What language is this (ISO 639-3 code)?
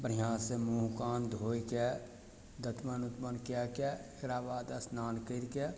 mai